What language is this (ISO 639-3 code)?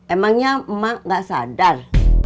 ind